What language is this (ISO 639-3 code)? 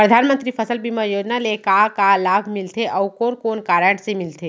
hne